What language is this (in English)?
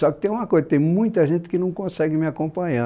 Portuguese